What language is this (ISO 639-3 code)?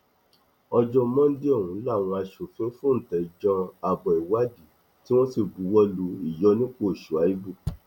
yor